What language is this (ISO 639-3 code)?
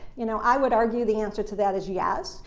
eng